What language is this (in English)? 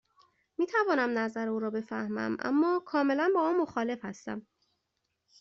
Persian